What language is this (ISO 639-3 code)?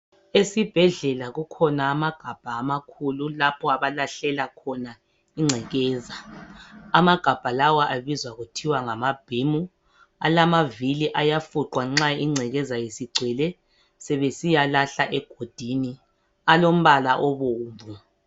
nde